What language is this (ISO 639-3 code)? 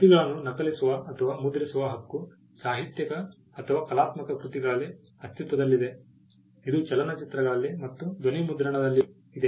kan